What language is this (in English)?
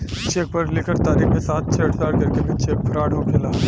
Bhojpuri